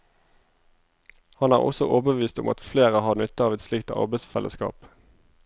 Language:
Norwegian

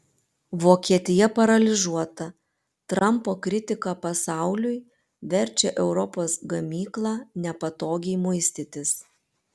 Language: Lithuanian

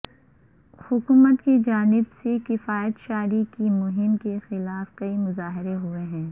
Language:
Urdu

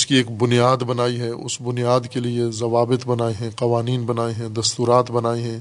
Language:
Urdu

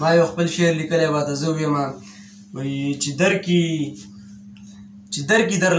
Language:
Turkish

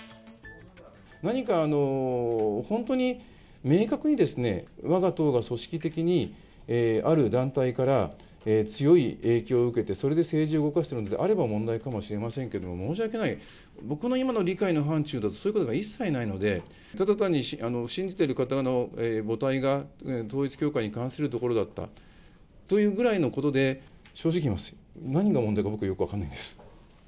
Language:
Japanese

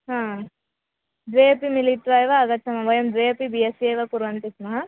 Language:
Sanskrit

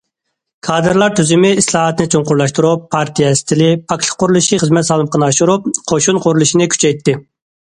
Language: Uyghur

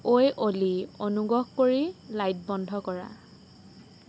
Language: Assamese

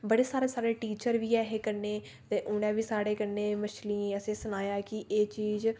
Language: Dogri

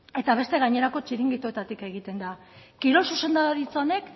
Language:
Basque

